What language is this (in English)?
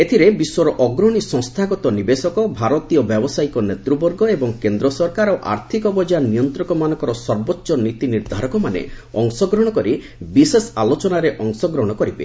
Odia